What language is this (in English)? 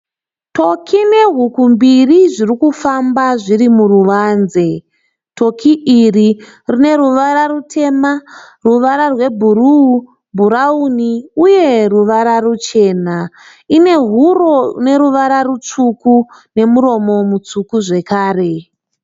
Shona